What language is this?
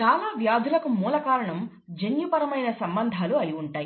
Telugu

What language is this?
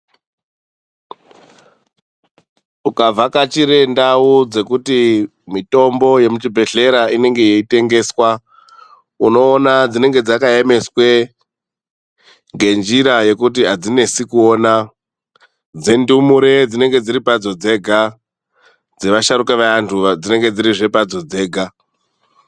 Ndau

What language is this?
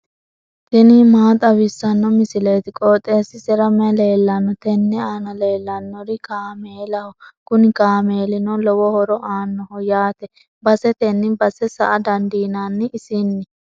Sidamo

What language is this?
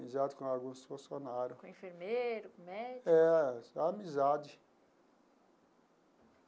Portuguese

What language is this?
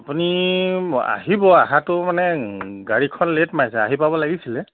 Assamese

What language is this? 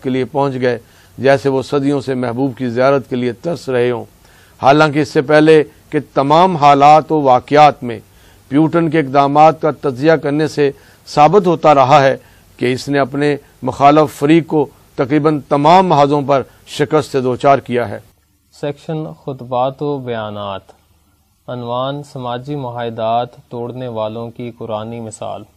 Urdu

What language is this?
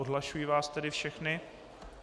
Czech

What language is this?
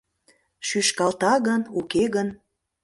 Mari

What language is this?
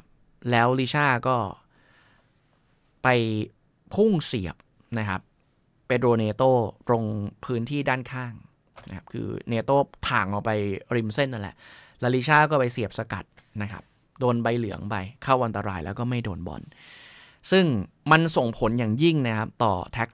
Thai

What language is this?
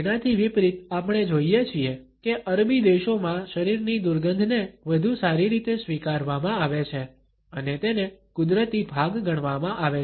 Gujarati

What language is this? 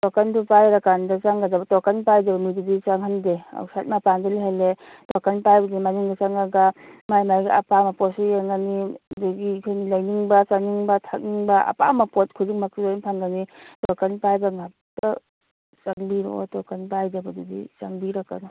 Manipuri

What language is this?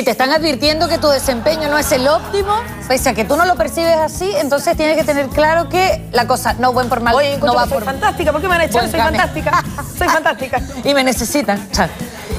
Spanish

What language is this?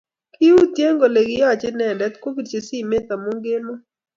Kalenjin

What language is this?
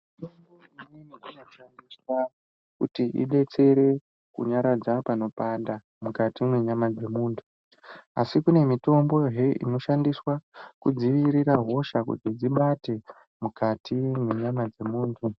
Ndau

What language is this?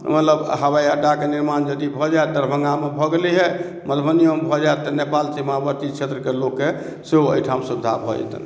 Maithili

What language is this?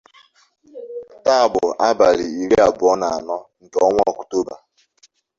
Igbo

